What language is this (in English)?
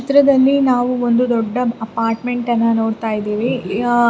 Kannada